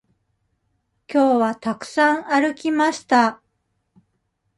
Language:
Japanese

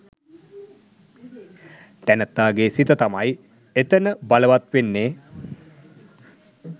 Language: Sinhala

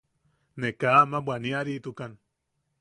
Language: Yaqui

